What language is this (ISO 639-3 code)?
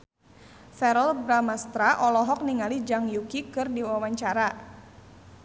sun